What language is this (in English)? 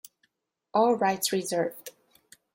English